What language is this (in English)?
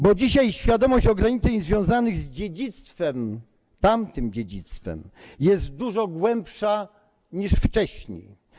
Polish